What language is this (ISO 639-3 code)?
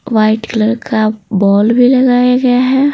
hin